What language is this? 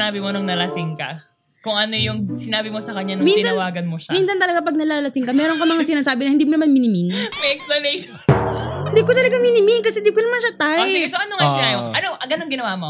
Filipino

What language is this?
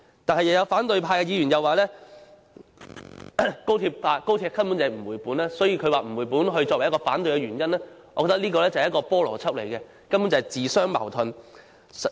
Cantonese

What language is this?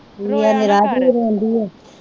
Punjabi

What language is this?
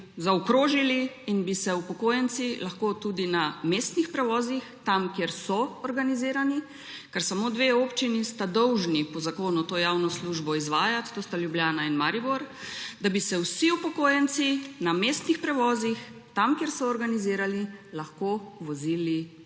Slovenian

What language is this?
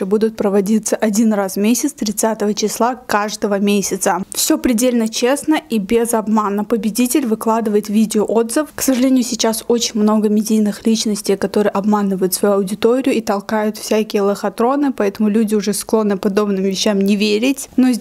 Russian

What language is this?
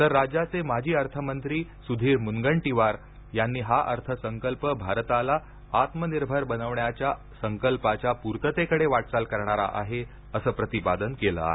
Marathi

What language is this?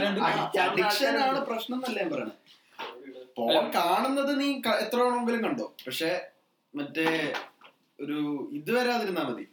Malayalam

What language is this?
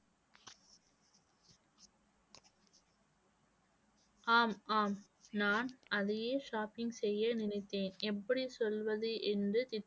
Tamil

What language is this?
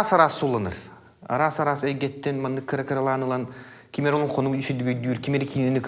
Russian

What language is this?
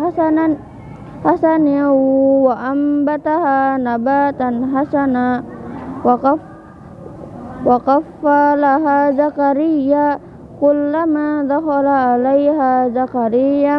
Indonesian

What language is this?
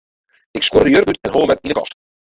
Western Frisian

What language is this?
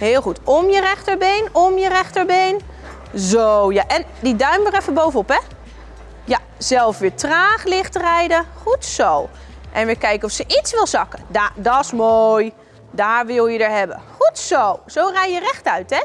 Dutch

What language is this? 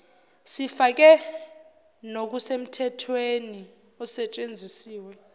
Zulu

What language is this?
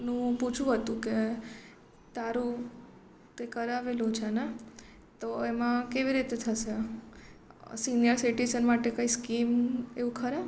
Gujarati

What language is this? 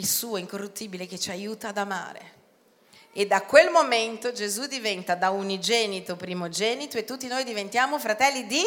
Italian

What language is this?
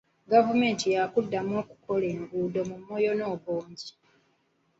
Ganda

